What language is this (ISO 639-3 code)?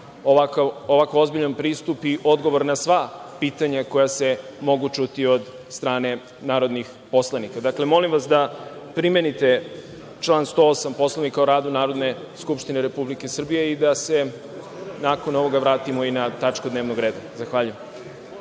srp